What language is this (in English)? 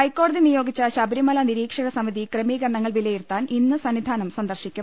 Malayalam